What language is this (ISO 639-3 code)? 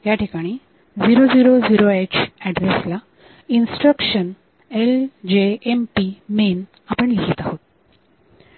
mar